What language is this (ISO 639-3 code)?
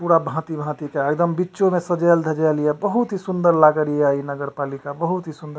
mai